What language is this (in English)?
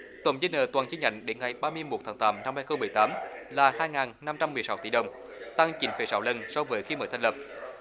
Vietnamese